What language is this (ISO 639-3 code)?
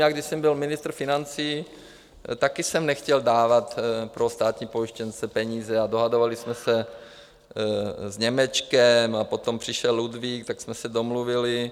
ces